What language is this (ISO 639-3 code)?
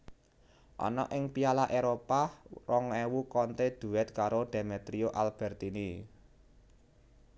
jav